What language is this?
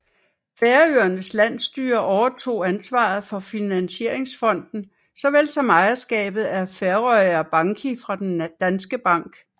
Danish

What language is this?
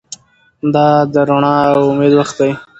Pashto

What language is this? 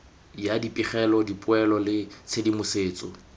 Tswana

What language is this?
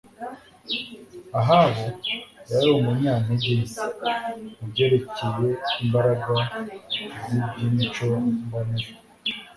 Kinyarwanda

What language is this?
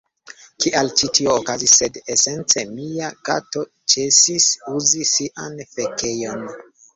Esperanto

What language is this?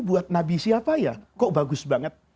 Indonesian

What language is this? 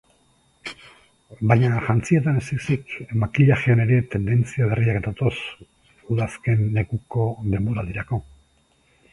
Basque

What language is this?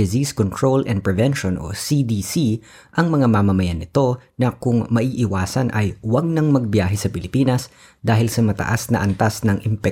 Filipino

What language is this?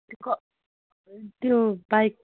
Nepali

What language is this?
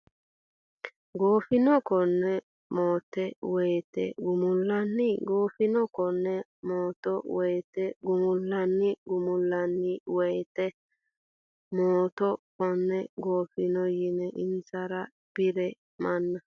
Sidamo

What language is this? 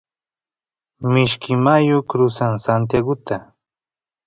Santiago del Estero Quichua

